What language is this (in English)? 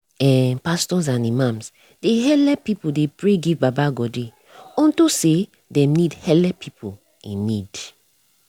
Nigerian Pidgin